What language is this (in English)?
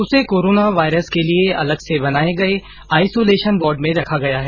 Hindi